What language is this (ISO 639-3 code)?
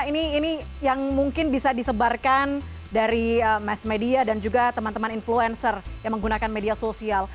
ind